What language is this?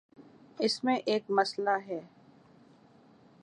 Urdu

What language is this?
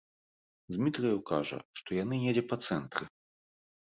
Belarusian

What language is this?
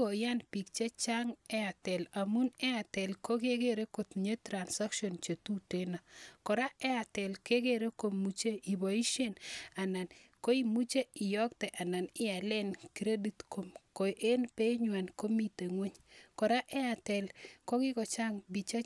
Kalenjin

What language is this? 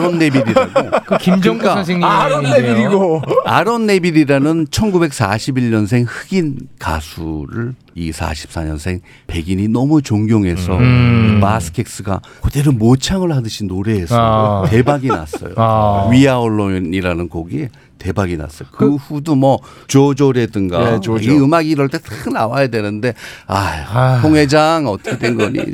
Korean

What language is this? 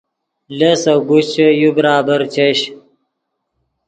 Yidgha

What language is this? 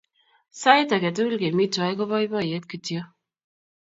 Kalenjin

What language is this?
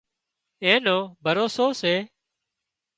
Wadiyara Koli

